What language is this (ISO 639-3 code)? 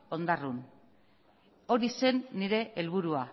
eus